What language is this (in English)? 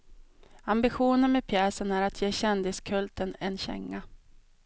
Swedish